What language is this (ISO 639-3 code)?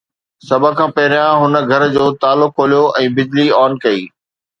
snd